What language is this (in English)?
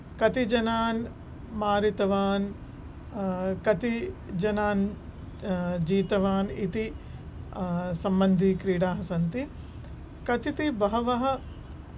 Sanskrit